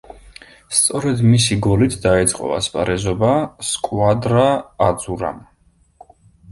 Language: Georgian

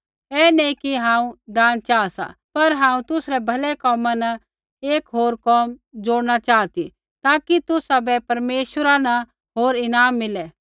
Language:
Kullu Pahari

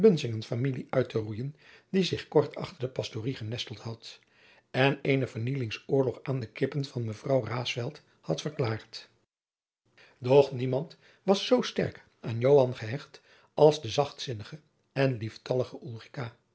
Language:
Dutch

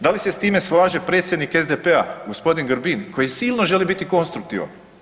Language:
Croatian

